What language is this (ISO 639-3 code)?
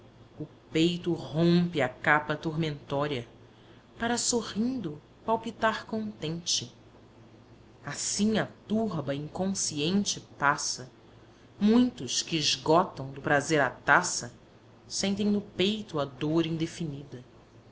por